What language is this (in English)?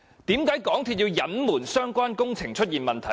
Cantonese